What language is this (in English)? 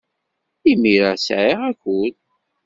Kabyle